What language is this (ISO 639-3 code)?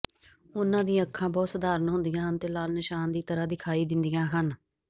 pan